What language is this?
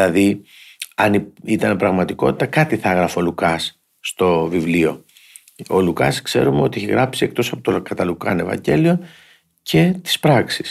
Greek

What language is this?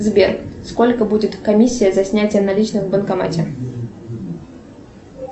Russian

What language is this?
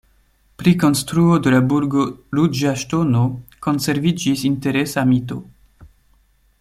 Esperanto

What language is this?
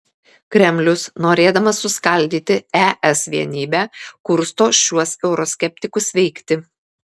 Lithuanian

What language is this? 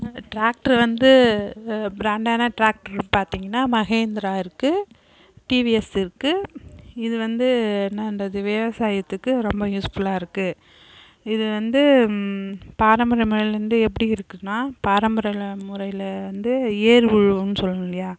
Tamil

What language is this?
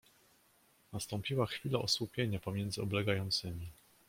Polish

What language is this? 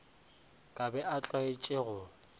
Northern Sotho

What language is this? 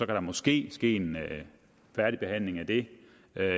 Danish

